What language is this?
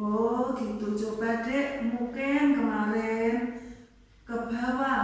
Indonesian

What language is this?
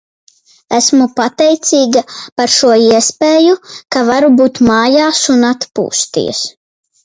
Latvian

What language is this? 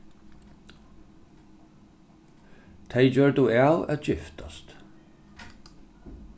Faroese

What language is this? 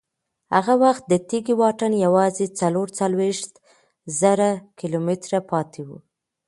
Pashto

